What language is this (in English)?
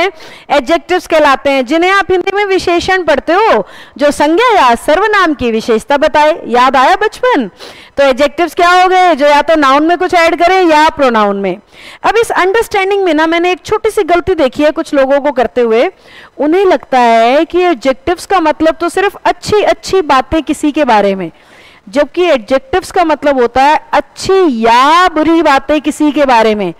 Hindi